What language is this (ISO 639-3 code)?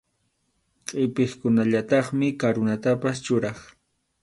qxu